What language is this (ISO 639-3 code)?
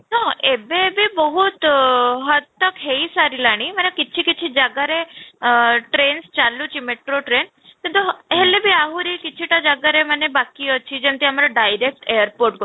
ori